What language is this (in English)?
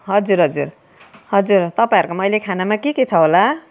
Nepali